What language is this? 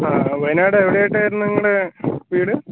Malayalam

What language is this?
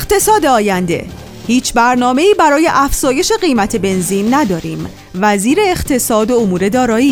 Persian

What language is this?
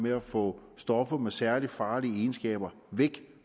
Danish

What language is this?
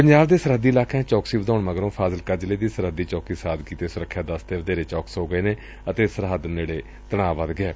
Punjabi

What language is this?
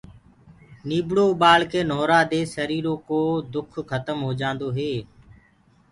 Gurgula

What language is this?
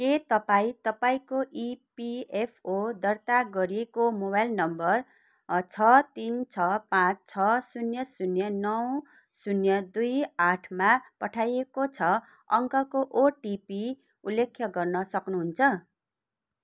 Nepali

